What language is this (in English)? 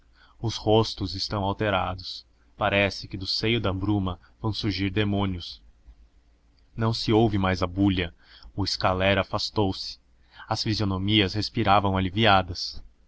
Portuguese